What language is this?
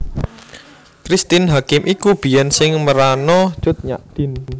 Javanese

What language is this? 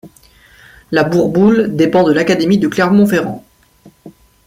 French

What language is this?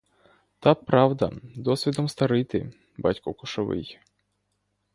Ukrainian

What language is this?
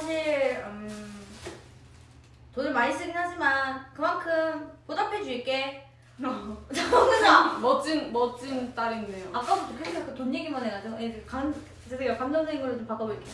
Korean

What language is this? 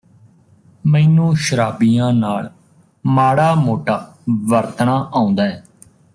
Punjabi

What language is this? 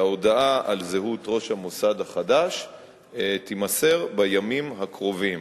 Hebrew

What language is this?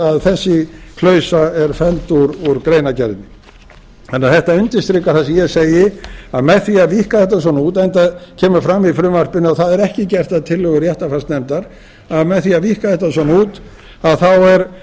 Icelandic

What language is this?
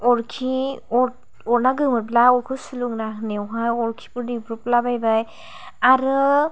Bodo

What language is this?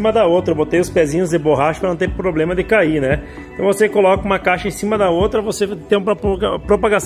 Portuguese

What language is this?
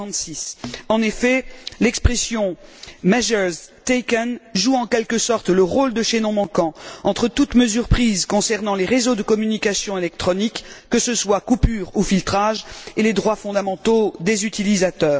French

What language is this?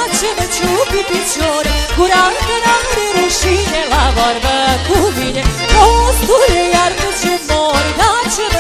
Romanian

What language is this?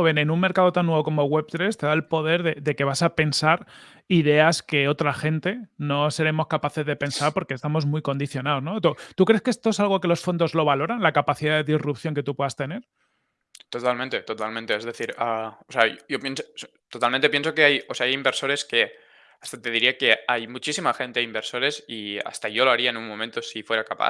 Spanish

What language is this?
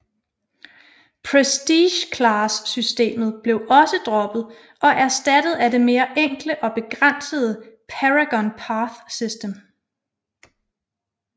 Danish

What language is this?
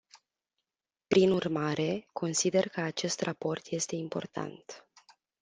Romanian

